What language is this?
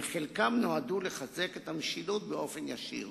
Hebrew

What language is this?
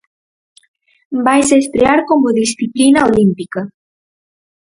Galician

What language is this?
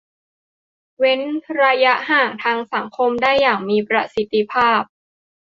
Thai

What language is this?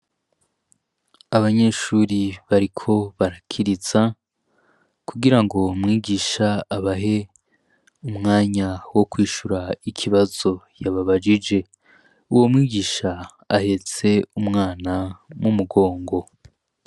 Rundi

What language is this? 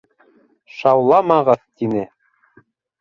Bashkir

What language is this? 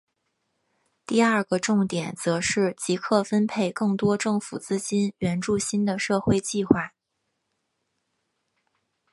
Chinese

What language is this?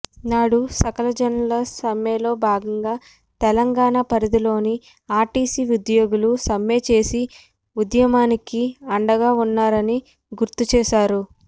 Telugu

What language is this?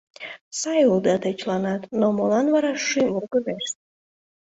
Mari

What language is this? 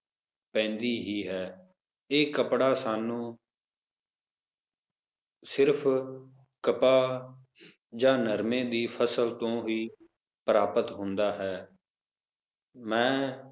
Punjabi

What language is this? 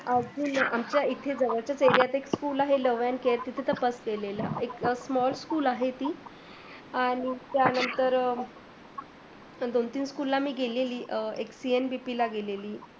Marathi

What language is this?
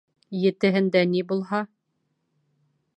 Bashkir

